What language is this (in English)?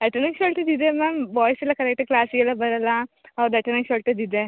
Kannada